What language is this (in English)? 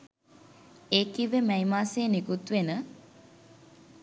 Sinhala